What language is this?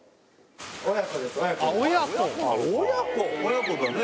Japanese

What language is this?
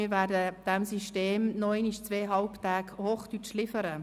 Swiss German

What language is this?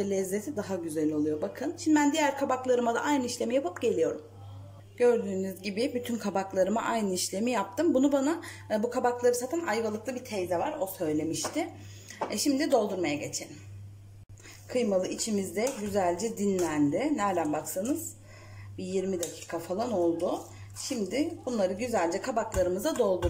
Turkish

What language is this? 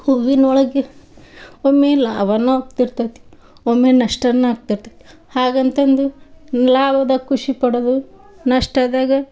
Kannada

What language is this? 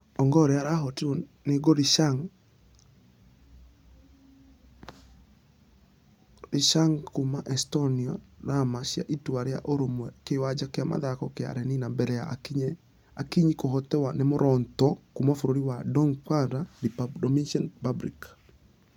Kikuyu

